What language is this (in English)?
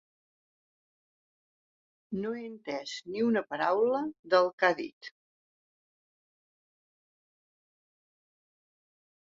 Catalan